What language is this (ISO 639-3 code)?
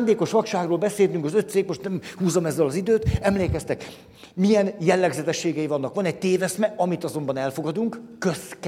hun